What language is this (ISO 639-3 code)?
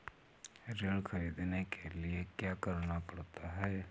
hin